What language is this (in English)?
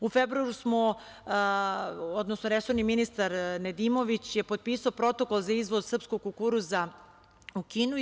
Serbian